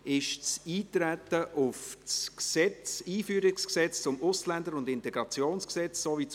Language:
Swiss German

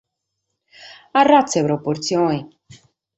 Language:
Sardinian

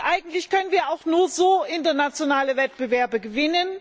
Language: German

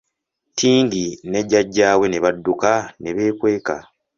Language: Ganda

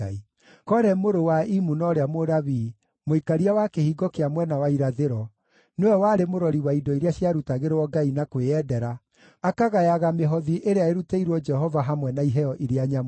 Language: Kikuyu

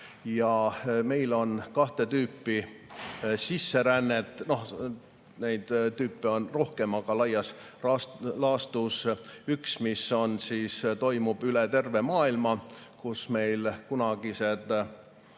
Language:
Estonian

